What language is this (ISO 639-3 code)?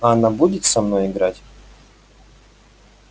rus